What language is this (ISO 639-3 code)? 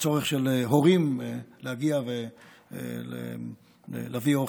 heb